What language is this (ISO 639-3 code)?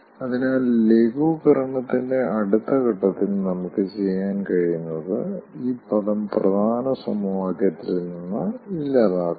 mal